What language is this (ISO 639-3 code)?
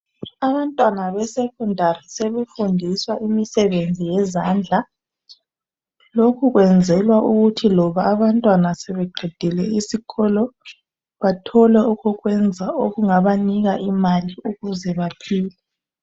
nde